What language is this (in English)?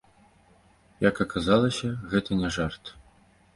Belarusian